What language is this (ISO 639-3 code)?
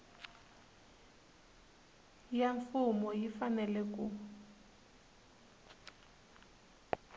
tso